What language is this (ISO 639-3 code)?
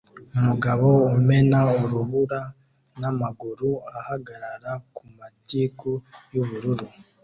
kin